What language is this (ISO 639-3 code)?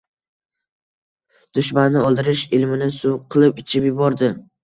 uzb